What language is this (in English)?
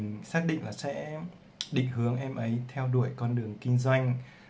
Vietnamese